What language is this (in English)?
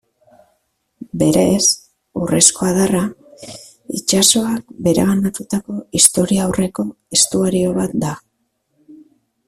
Basque